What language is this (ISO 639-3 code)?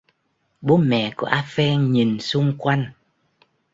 vie